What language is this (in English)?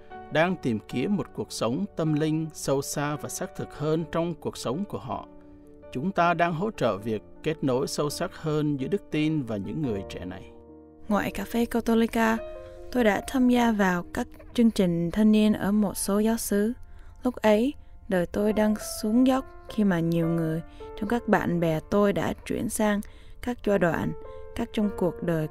Vietnamese